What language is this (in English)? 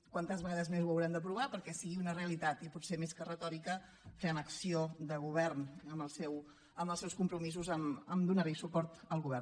Catalan